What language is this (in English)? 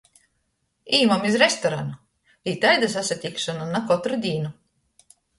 Latgalian